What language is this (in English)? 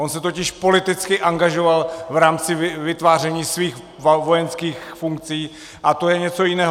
Czech